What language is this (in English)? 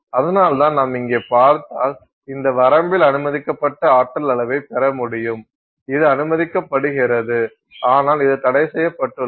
Tamil